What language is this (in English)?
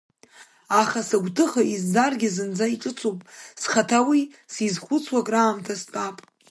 Abkhazian